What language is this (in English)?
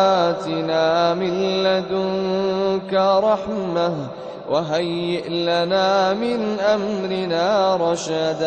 Arabic